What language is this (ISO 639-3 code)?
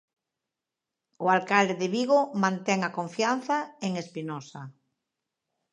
glg